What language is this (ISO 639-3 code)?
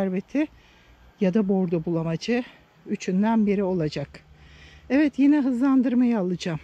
tur